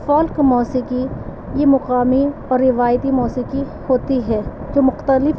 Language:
Urdu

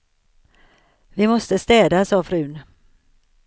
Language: Swedish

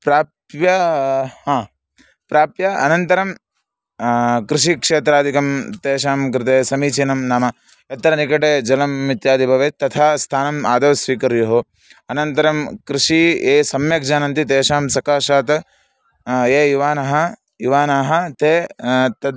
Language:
Sanskrit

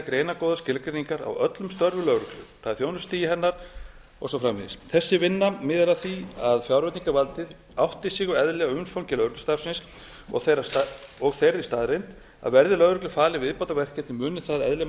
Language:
Icelandic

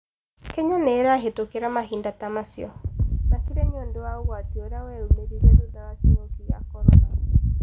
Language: Kikuyu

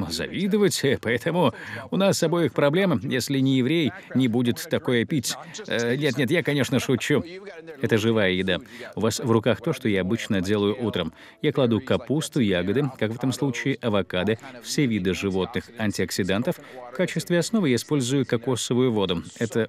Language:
Russian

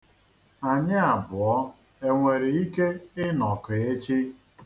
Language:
Igbo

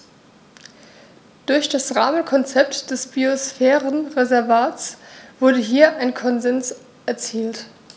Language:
German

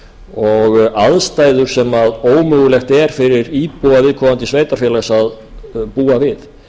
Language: Icelandic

